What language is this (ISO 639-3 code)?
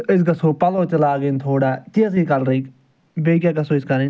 kas